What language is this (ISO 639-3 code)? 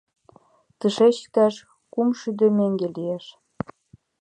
chm